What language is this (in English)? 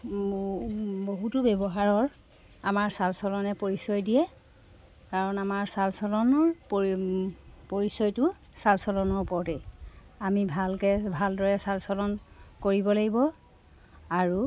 Assamese